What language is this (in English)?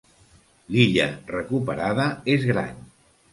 Catalan